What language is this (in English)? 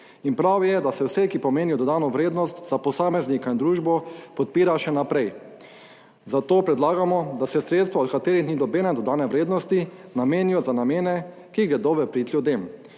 Slovenian